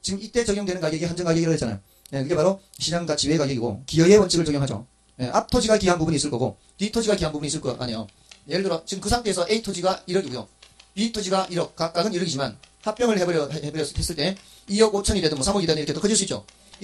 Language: Korean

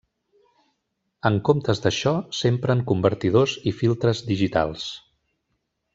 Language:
Catalan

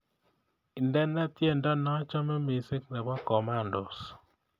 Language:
Kalenjin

